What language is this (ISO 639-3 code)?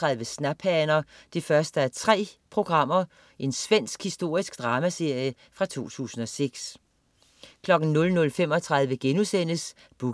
dan